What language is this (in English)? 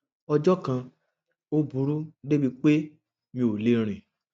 Yoruba